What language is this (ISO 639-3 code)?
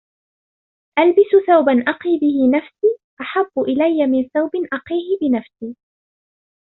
ara